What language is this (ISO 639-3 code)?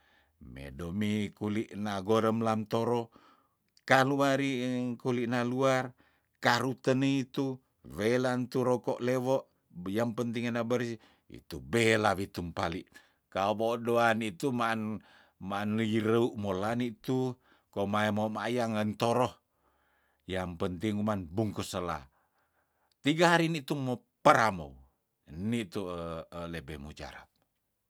tdn